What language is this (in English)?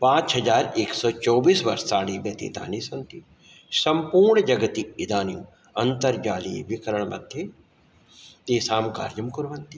Sanskrit